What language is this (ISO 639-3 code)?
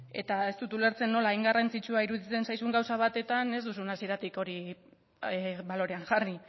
eus